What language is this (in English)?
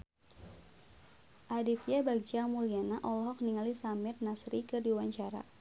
Sundanese